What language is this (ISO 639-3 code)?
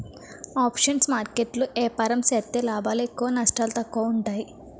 tel